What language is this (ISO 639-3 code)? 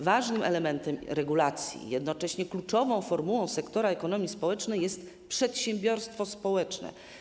pol